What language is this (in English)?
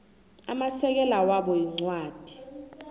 South Ndebele